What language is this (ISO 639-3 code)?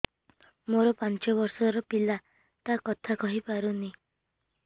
ori